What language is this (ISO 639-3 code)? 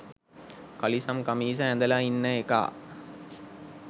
sin